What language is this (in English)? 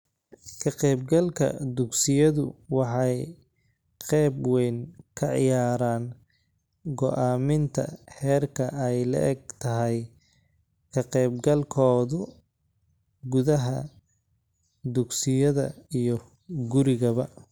Somali